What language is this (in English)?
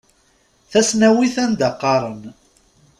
Kabyle